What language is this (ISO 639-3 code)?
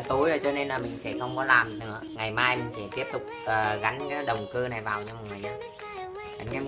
vie